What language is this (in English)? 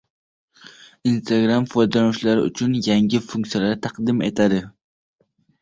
Uzbek